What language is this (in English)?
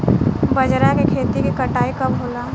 Bhojpuri